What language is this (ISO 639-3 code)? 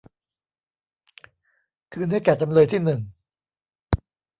tha